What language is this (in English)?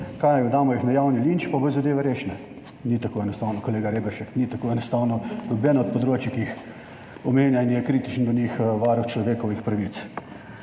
Slovenian